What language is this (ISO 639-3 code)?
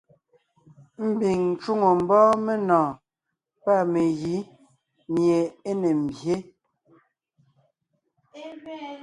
nnh